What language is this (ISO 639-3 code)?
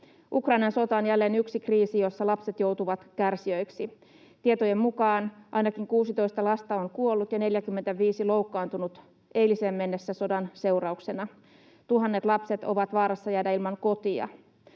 fin